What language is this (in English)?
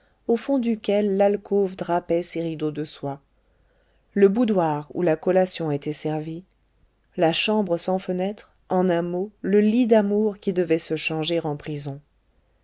French